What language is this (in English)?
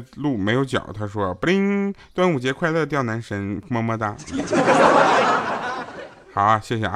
Chinese